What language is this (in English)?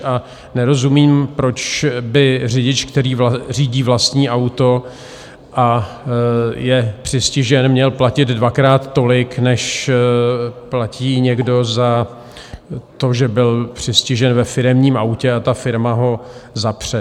Czech